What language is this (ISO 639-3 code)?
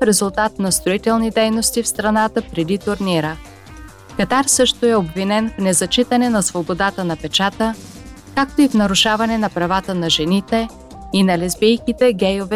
bul